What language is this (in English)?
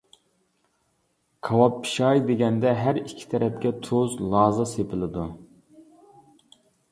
Uyghur